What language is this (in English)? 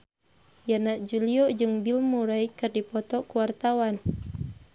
Sundanese